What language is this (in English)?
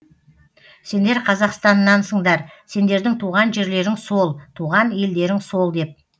Kazakh